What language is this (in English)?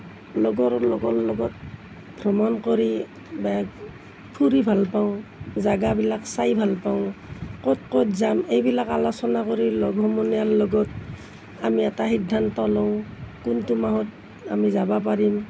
Assamese